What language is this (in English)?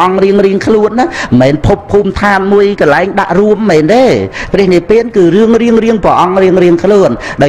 Vietnamese